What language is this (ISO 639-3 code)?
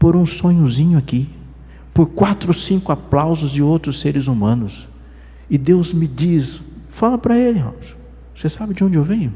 por